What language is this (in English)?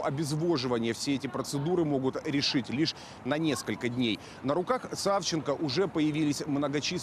Russian